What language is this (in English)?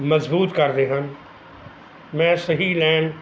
Punjabi